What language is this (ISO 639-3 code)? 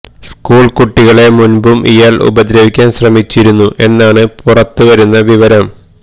mal